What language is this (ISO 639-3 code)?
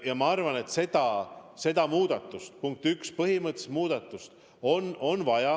est